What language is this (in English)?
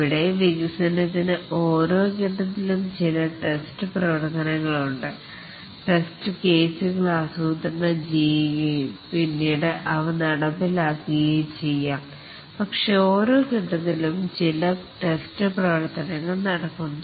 Malayalam